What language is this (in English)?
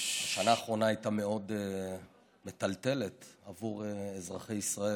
Hebrew